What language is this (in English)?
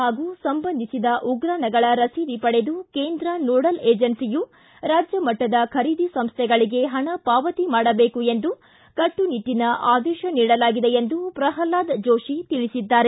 Kannada